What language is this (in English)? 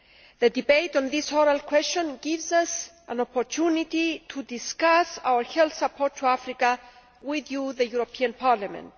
English